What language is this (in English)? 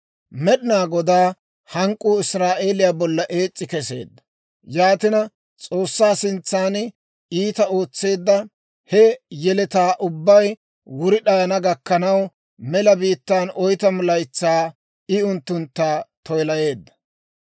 Dawro